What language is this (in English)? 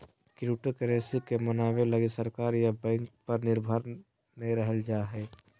Magahi